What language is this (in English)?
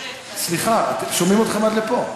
Hebrew